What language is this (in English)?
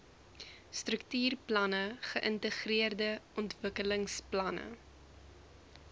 Afrikaans